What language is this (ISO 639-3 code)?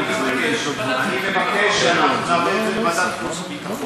heb